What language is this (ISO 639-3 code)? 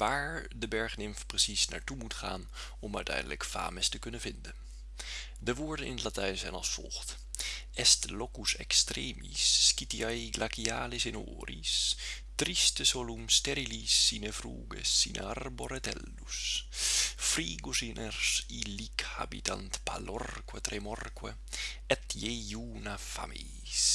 nld